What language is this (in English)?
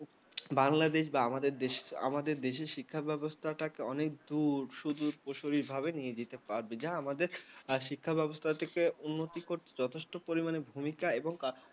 Bangla